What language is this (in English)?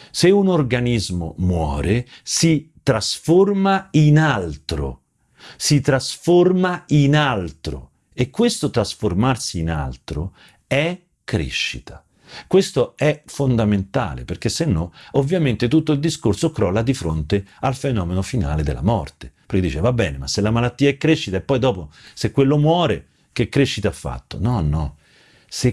Italian